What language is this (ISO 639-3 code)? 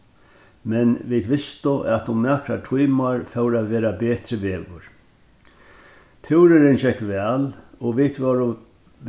fao